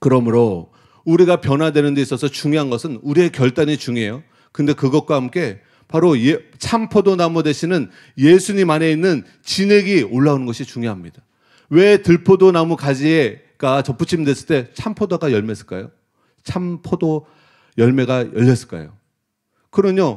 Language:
Korean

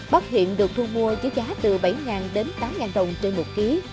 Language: Vietnamese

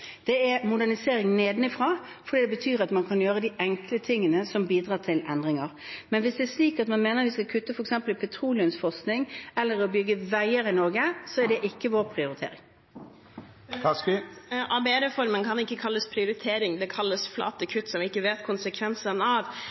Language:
Norwegian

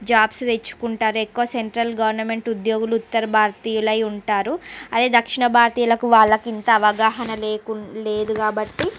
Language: Telugu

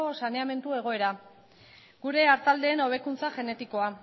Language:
Basque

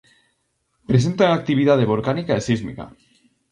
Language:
Galician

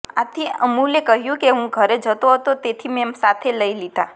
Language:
Gujarati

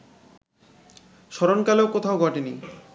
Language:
Bangla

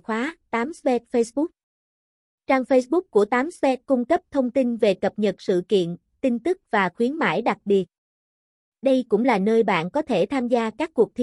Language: Vietnamese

